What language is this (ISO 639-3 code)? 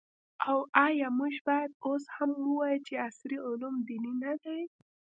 pus